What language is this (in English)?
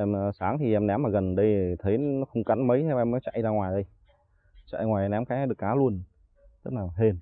Vietnamese